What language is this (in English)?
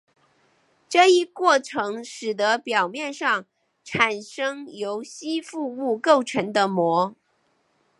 Chinese